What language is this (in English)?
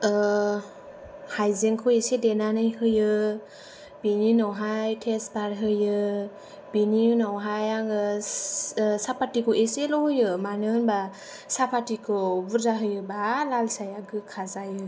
Bodo